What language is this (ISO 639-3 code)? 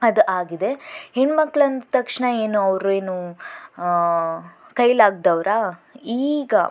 kan